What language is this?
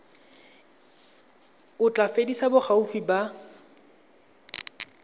Tswana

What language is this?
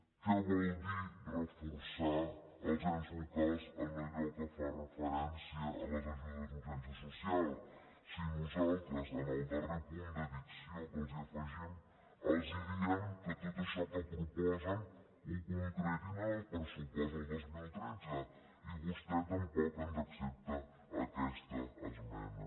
Catalan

